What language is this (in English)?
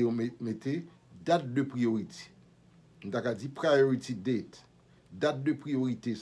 French